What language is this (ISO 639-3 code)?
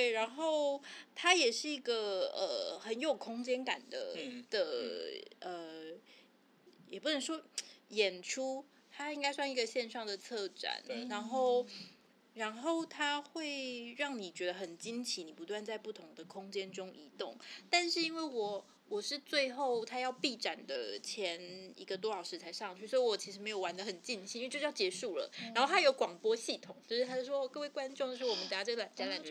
zho